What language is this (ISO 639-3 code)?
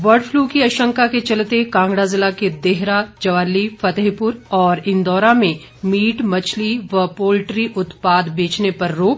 hin